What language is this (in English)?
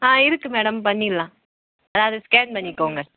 Tamil